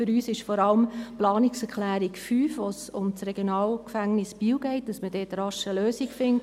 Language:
Swiss German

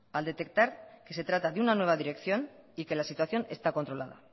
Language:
Spanish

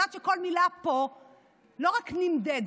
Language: Hebrew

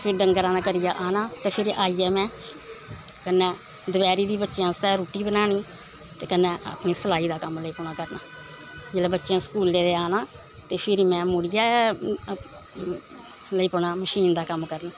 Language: Dogri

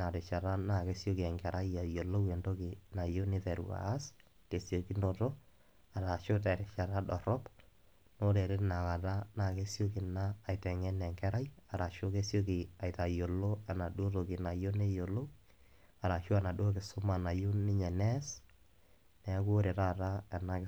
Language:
Masai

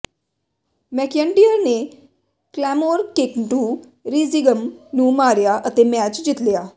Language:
Punjabi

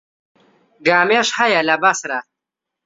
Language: Central Kurdish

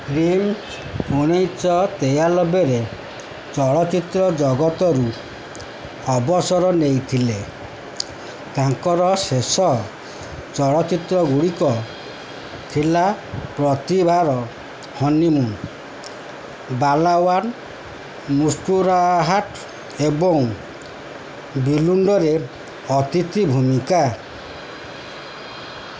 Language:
Odia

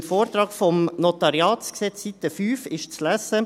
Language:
Swiss German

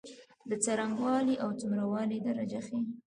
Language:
Pashto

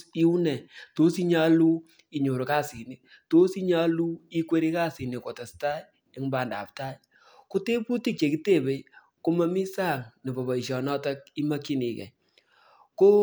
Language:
Kalenjin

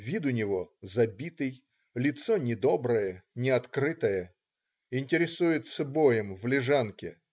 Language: Russian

